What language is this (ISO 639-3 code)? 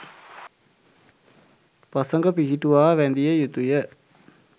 sin